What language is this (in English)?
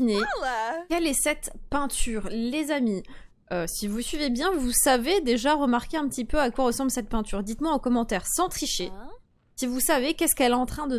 French